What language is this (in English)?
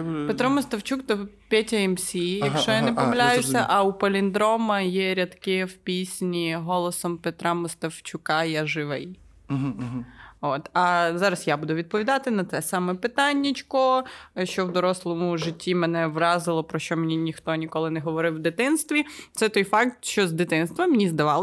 Ukrainian